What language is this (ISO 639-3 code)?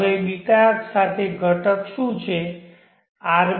guj